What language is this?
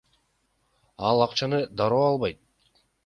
Kyrgyz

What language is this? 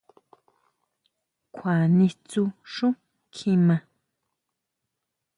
Huautla Mazatec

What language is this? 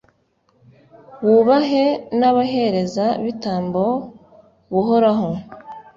Kinyarwanda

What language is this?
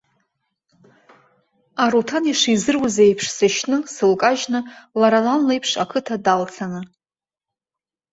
Abkhazian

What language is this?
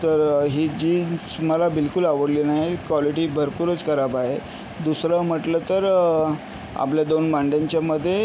Marathi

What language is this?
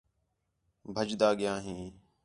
Khetrani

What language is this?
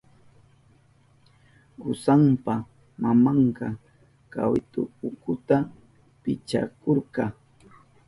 Southern Pastaza Quechua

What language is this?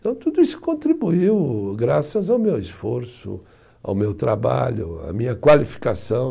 Portuguese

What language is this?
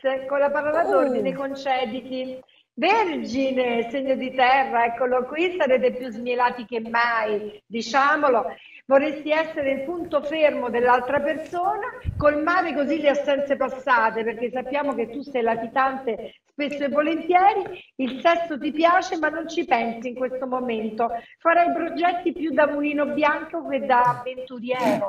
Italian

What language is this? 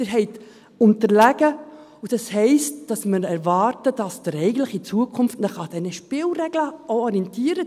Swiss German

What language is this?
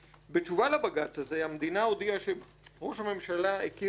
Hebrew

